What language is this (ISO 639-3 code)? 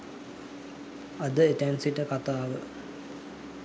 sin